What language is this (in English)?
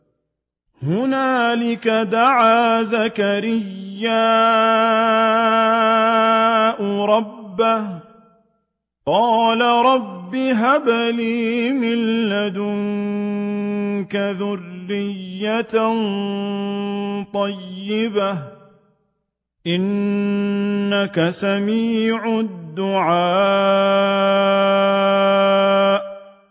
Arabic